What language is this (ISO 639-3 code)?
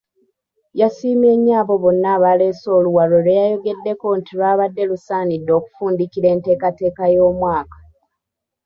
lug